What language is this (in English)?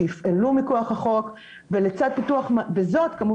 Hebrew